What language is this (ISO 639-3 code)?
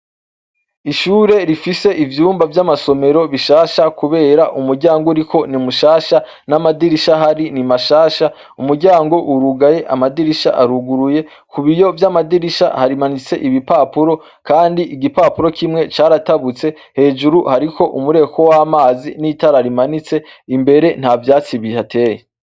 run